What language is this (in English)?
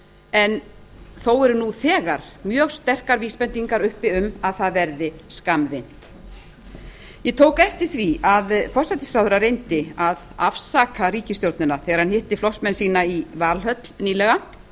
Icelandic